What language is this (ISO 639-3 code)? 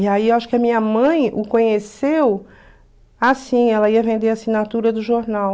por